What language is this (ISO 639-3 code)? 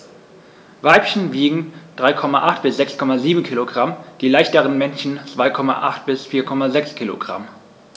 deu